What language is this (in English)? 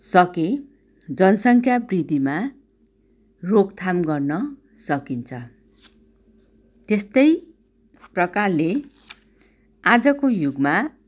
Nepali